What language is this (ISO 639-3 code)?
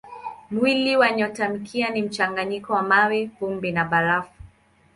swa